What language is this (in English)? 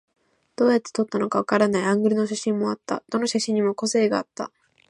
Japanese